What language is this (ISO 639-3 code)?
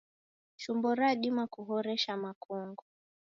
dav